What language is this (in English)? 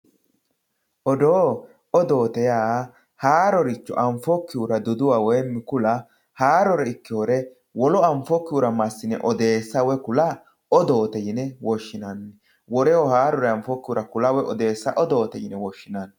Sidamo